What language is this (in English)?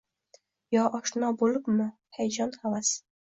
Uzbek